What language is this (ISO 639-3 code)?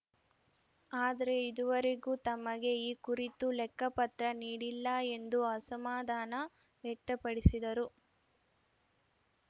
kan